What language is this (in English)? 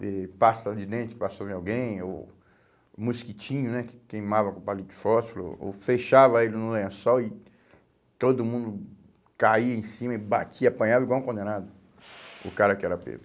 Portuguese